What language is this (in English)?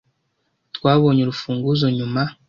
Kinyarwanda